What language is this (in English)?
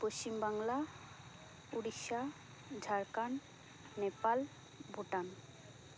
Santali